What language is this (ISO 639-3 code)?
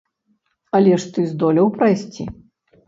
bel